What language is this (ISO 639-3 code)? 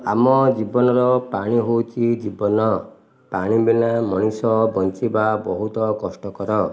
ori